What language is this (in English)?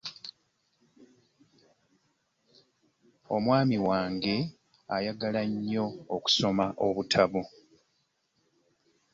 Ganda